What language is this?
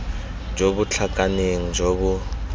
Tswana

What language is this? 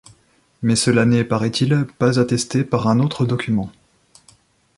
French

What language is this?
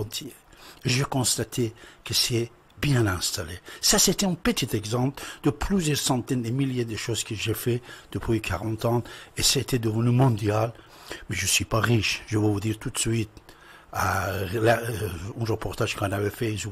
French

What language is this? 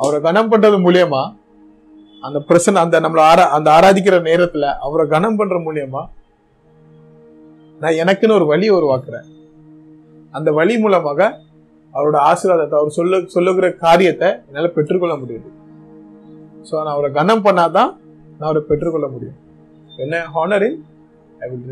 Tamil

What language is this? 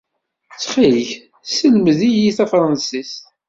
Kabyle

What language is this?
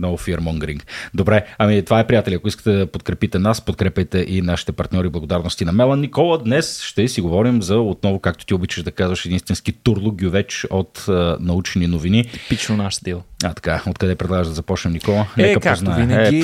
Bulgarian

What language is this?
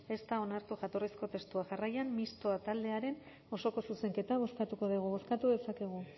Basque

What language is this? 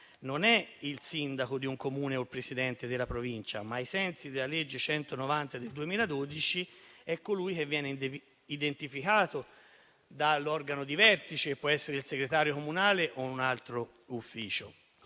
Italian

